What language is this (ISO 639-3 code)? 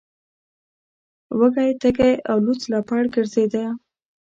pus